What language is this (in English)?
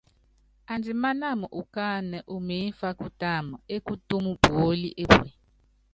Yangben